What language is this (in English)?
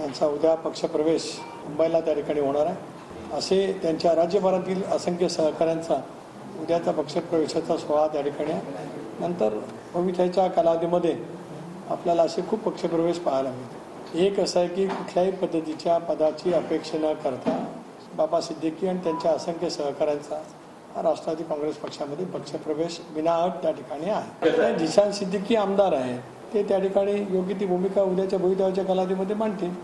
Marathi